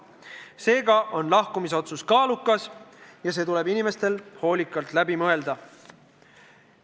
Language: Estonian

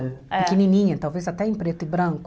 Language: Portuguese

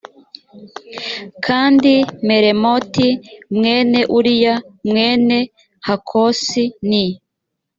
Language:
Kinyarwanda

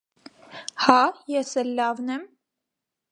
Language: Armenian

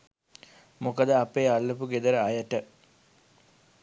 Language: Sinhala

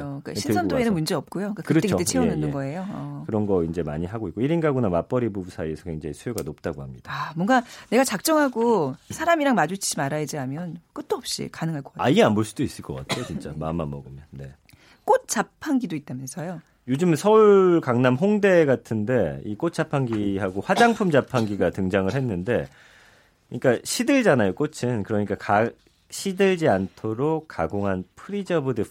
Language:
Korean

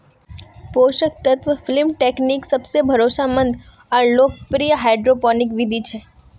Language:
Magahi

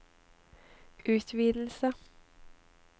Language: Norwegian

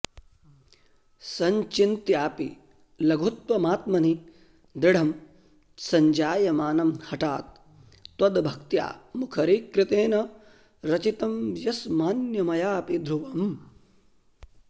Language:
Sanskrit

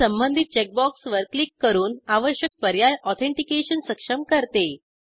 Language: Marathi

